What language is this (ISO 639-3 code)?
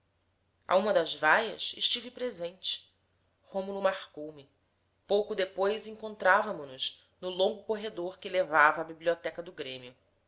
por